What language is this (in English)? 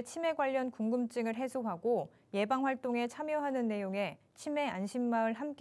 Korean